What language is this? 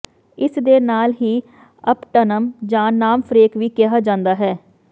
Punjabi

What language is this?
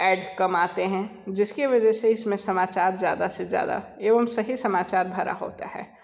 Hindi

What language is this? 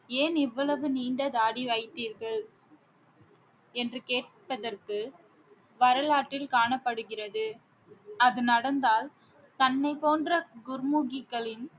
Tamil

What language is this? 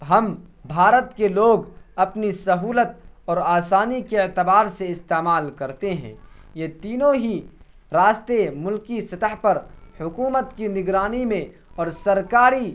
Urdu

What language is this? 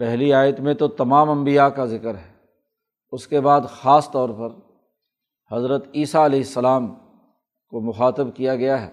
Urdu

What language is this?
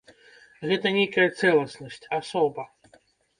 Belarusian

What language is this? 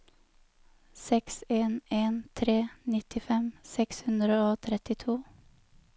Norwegian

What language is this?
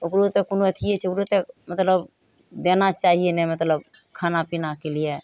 Maithili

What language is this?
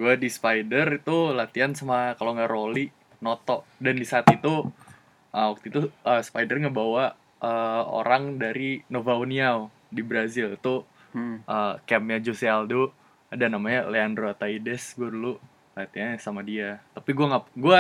Indonesian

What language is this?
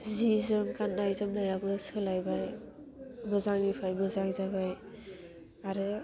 Bodo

